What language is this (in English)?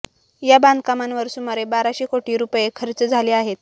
Marathi